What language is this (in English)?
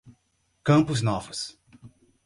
Portuguese